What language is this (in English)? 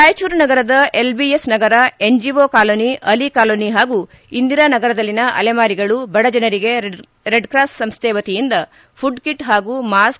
Kannada